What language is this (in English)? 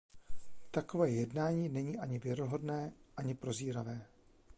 Czech